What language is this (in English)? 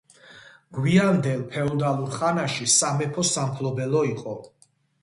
Georgian